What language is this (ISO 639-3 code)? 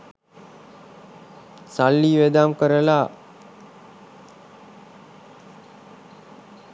sin